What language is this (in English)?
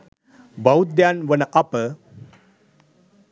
Sinhala